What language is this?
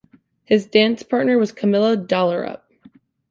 English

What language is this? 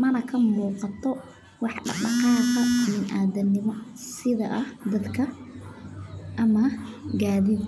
Somali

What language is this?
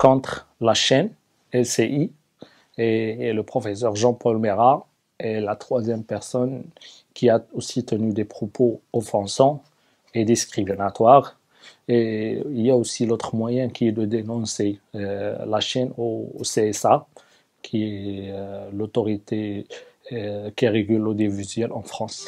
French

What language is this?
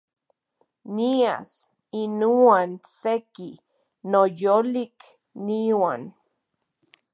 Central Puebla Nahuatl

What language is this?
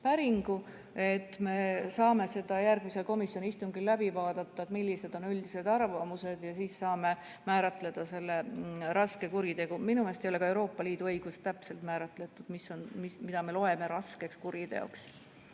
Estonian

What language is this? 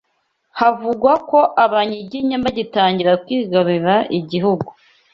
Kinyarwanda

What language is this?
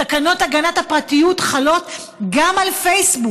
Hebrew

